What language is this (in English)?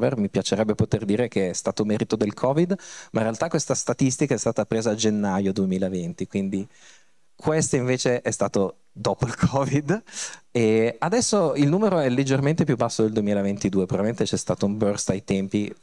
Italian